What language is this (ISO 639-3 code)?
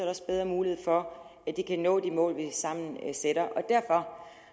dan